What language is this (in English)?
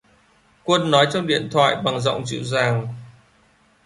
Vietnamese